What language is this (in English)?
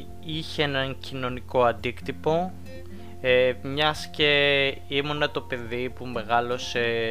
Greek